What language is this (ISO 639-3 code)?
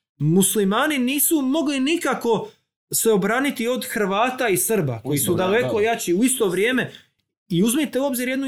hrv